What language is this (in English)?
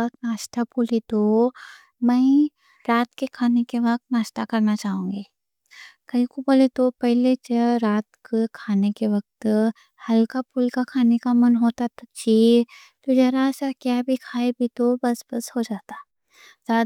Deccan